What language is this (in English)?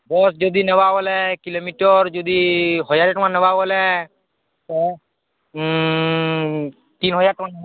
Odia